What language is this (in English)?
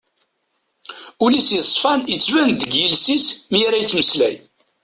Kabyle